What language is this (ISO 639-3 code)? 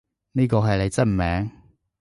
yue